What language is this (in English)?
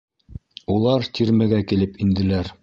Bashkir